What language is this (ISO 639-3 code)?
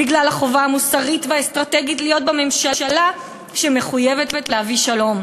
heb